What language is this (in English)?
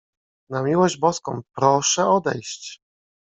Polish